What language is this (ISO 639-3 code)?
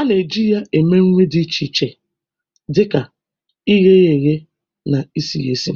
ibo